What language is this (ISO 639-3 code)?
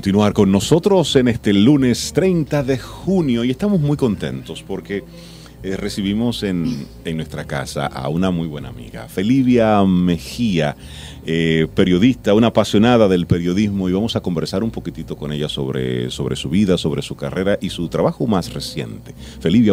spa